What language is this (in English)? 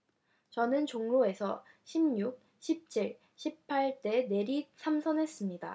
Korean